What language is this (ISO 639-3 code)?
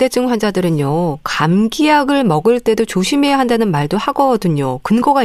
kor